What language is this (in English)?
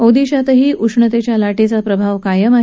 Marathi